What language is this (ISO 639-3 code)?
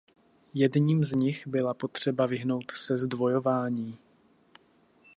ces